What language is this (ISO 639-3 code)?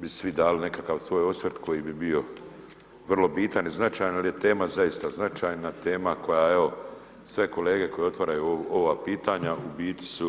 hrv